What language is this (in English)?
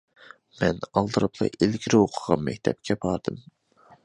Uyghur